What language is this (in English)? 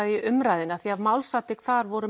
Icelandic